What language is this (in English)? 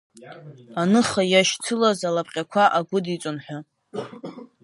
Abkhazian